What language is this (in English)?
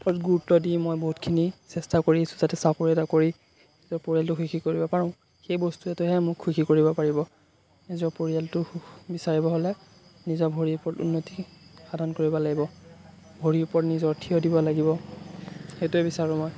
Assamese